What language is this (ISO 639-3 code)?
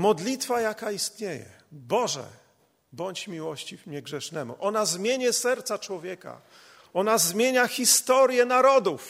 pol